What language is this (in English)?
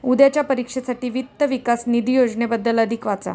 Marathi